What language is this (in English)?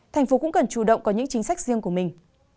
Vietnamese